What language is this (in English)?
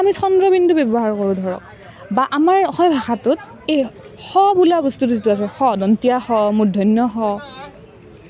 Assamese